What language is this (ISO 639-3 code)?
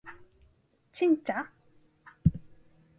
jpn